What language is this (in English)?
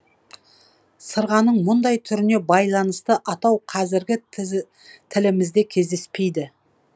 Kazakh